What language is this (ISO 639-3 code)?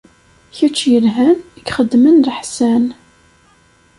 kab